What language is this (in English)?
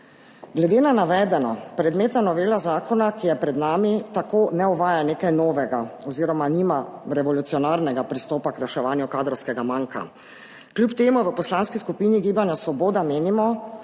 Slovenian